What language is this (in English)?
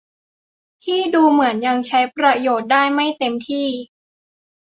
Thai